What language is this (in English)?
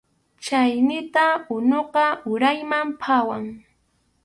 Arequipa-La Unión Quechua